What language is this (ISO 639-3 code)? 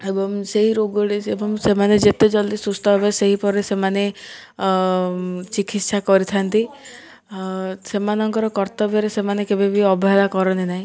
ori